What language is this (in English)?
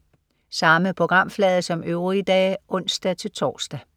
Danish